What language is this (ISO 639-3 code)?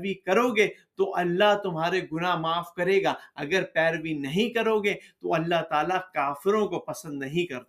urd